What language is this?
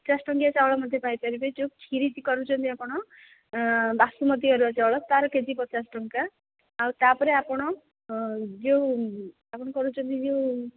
Odia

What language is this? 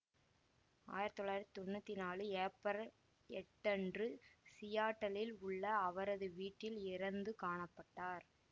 Tamil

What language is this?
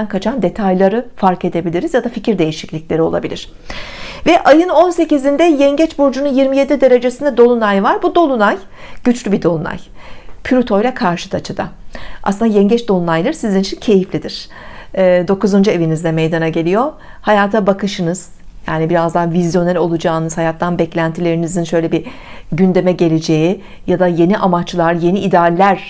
Turkish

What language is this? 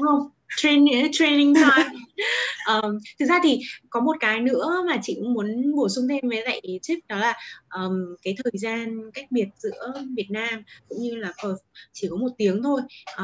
Vietnamese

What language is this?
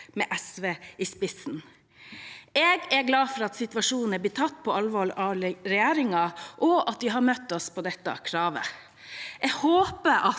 Norwegian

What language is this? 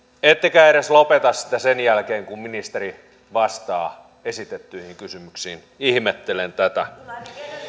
Finnish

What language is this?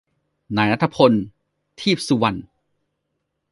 Thai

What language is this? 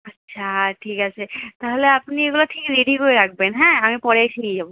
Bangla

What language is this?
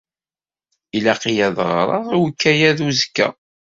Kabyle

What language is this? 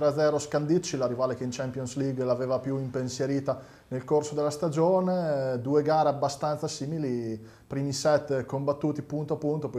Italian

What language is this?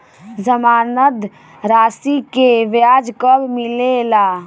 Bhojpuri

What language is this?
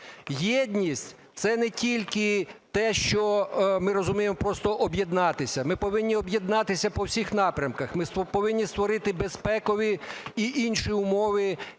Ukrainian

